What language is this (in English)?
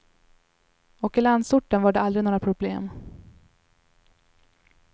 Swedish